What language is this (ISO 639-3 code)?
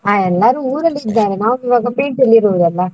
kan